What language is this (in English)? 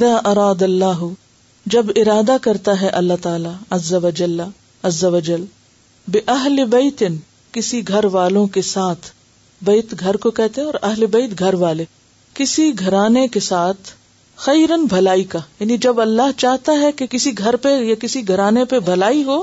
Urdu